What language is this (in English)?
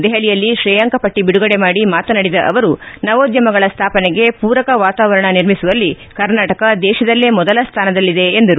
Kannada